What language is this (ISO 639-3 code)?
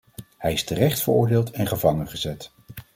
nld